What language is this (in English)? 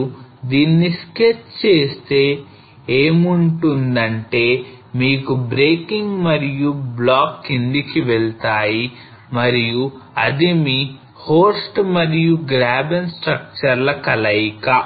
Telugu